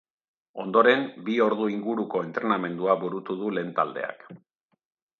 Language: Basque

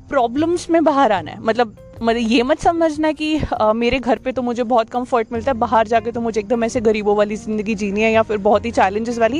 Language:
Hindi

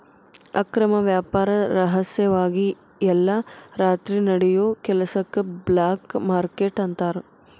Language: Kannada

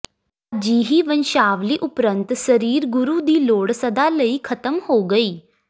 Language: Punjabi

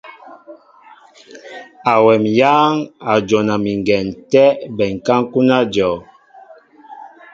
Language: Mbo (Cameroon)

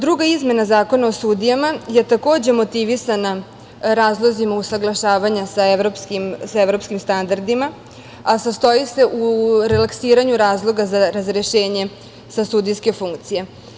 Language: Serbian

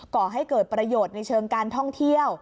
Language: Thai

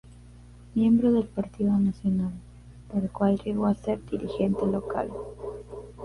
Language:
Spanish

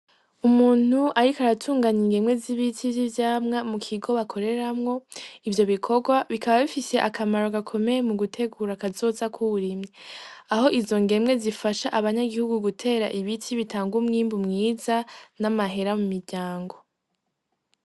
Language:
Rundi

